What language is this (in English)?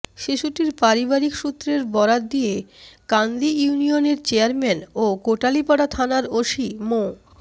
Bangla